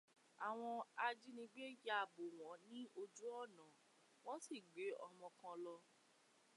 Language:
Yoruba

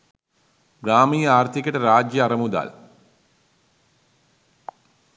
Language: Sinhala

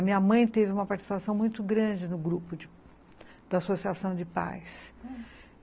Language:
Portuguese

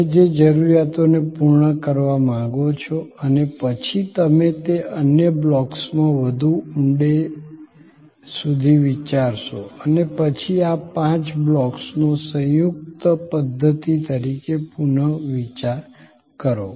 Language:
Gujarati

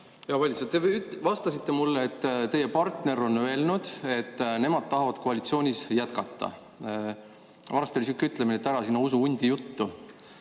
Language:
Estonian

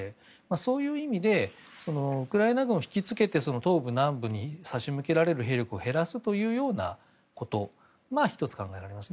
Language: Japanese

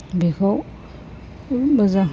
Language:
Bodo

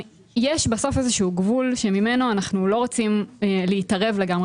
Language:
Hebrew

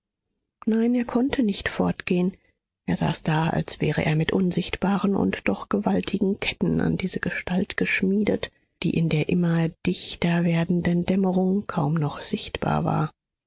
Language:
German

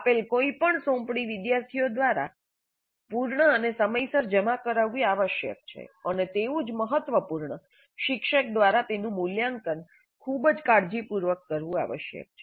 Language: Gujarati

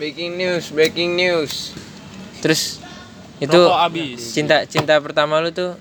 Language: Indonesian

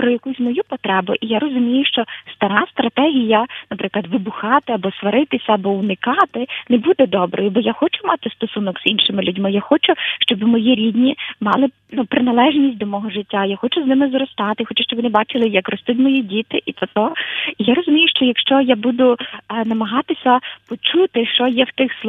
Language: Ukrainian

